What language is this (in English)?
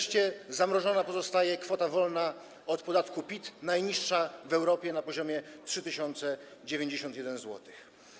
Polish